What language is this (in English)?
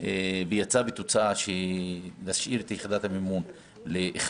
Hebrew